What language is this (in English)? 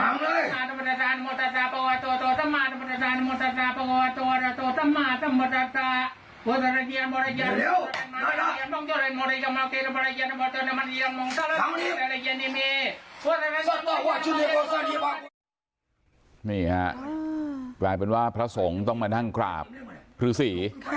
Thai